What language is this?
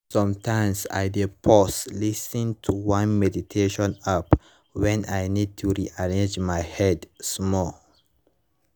Nigerian Pidgin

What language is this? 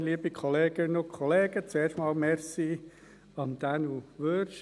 Swiss German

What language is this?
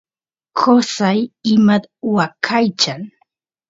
Santiago del Estero Quichua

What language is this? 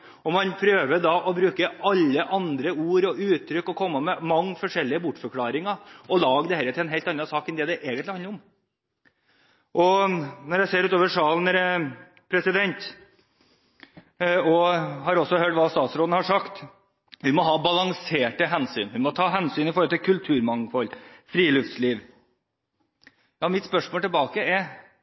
Norwegian Bokmål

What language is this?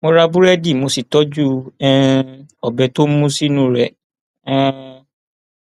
Yoruba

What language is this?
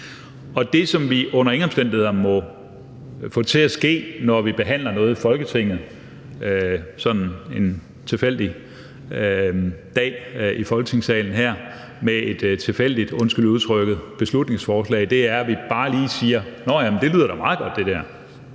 Danish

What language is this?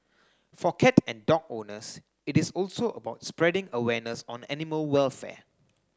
English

